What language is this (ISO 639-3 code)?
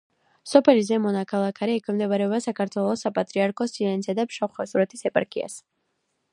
kat